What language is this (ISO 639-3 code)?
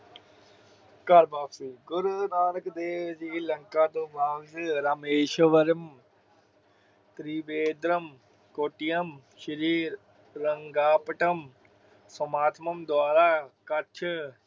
pan